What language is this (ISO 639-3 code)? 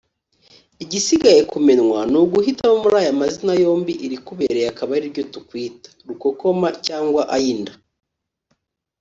kin